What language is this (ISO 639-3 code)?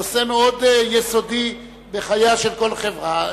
heb